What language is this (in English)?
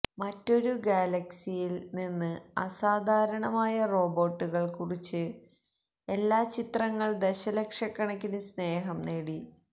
Malayalam